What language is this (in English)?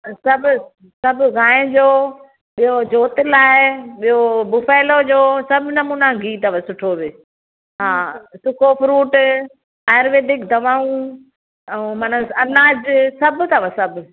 Sindhi